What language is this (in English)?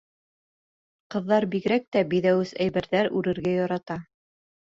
Bashkir